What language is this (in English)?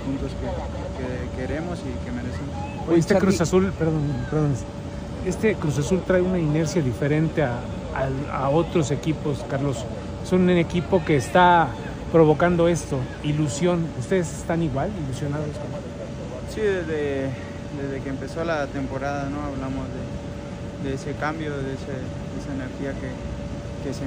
Spanish